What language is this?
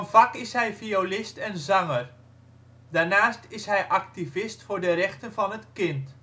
Dutch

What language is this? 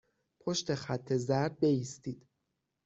Persian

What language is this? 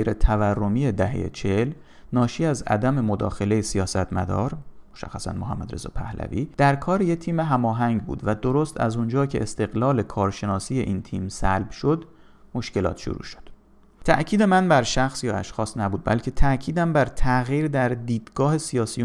Persian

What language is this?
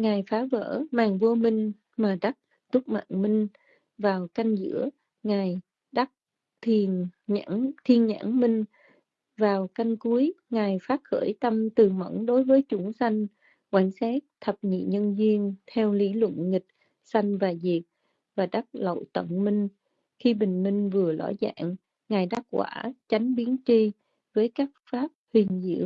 Vietnamese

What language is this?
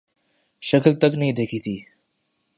Urdu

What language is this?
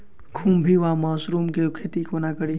Maithili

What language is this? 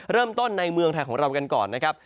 Thai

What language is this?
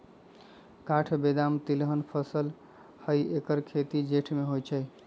Magahi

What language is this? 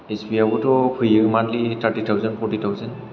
Bodo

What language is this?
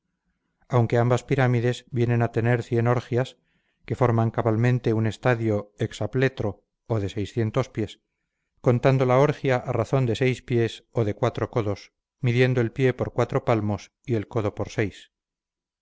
Spanish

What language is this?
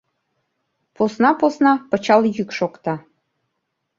Mari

